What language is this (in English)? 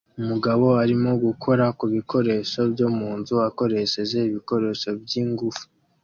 Kinyarwanda